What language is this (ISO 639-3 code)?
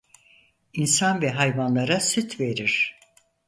tur